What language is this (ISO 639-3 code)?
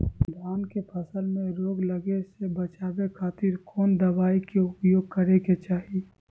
mag